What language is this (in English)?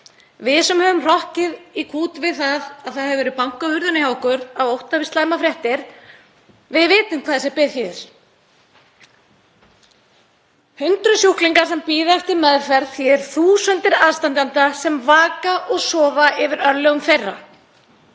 Icelandic